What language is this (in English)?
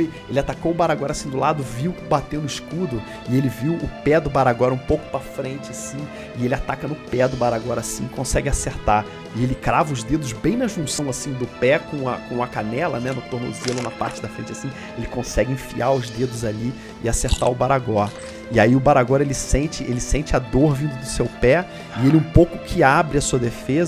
Portuguese